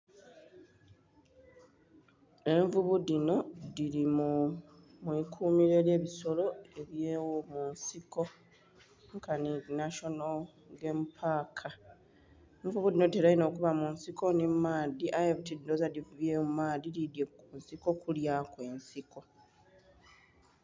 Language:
Soga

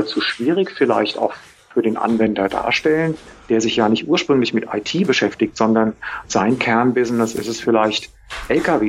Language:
German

